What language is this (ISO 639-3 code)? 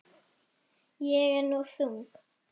isl